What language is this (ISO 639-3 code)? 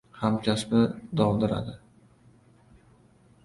uzb